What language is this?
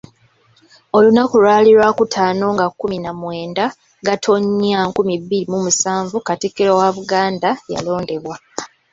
Ganda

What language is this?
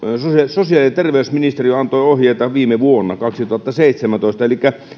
Finnish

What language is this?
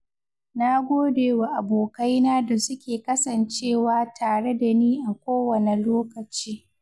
Hausa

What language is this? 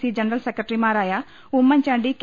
Malayalam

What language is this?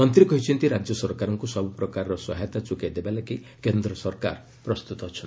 Odia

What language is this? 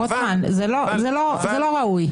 Hebrew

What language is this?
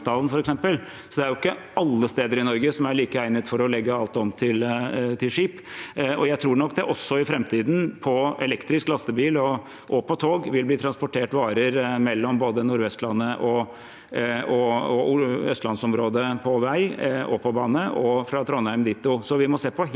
Norwegian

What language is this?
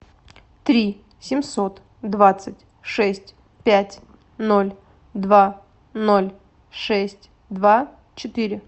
Russian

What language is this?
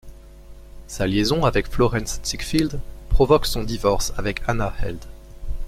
French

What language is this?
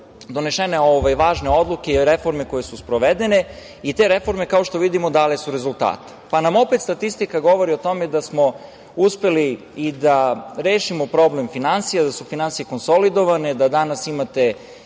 Serbian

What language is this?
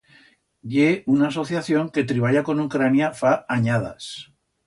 Aragonese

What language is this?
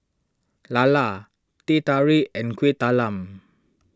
English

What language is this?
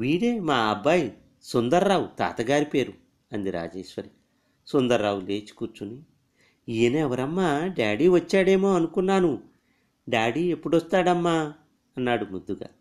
Telugu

